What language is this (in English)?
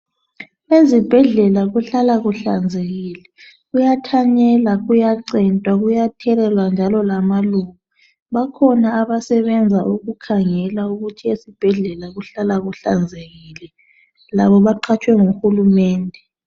North Ndebele